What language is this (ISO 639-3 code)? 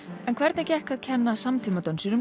isl